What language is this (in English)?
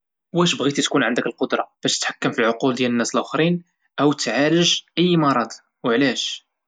Moroccan Arabic